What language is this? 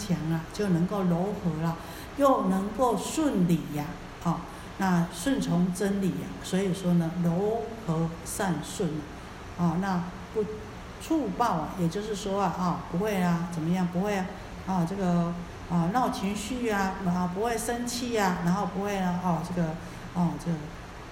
Chinese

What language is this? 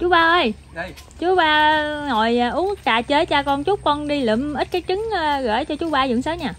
Vietnamese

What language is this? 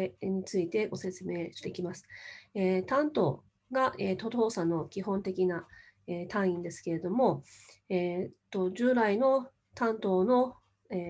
Japanese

